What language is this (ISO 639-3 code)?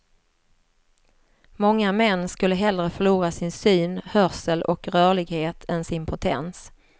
swe